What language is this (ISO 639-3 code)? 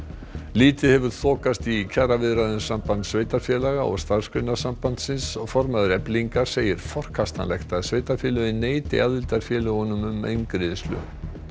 isl